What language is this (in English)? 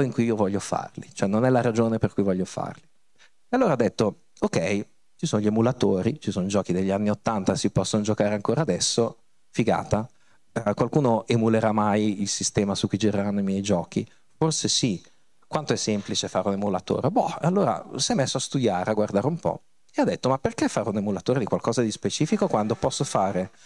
Italian